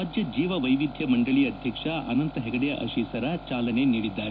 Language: Kannada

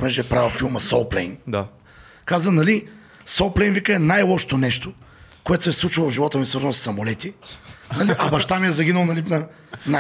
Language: Bulgarian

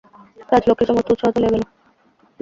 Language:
Bangla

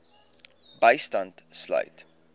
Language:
Afrikaans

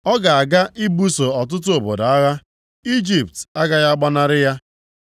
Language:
Igbo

